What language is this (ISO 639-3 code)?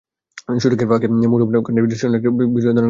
ben